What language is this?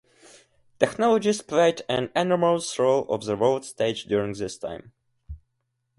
English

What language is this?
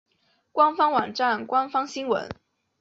Chinese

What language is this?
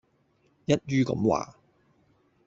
Cantonese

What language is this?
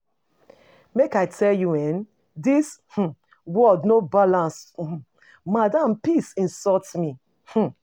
Nigerian Pidgin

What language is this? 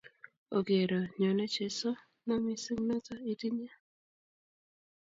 Kalenjin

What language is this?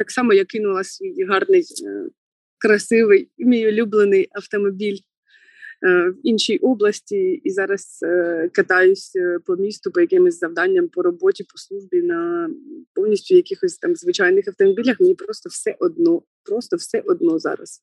Ukrainian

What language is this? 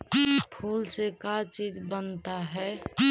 Magahi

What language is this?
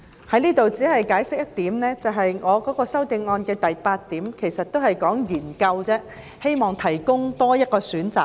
Cantonese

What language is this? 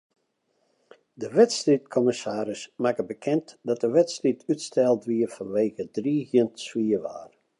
Western Frisian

